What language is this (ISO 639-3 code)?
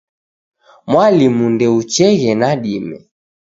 dav